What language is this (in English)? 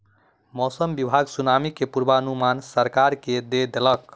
Maithili